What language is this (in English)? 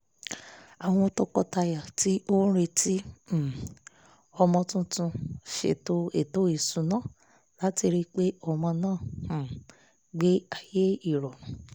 Yoruba